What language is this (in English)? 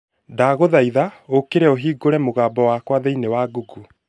Kikuyu